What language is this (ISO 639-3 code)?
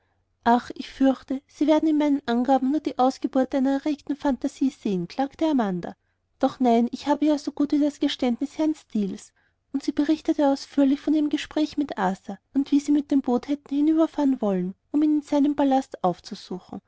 deu